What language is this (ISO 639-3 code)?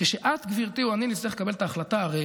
heb